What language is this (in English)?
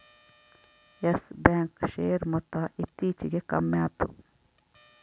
Kannada